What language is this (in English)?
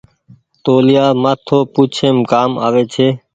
Goaria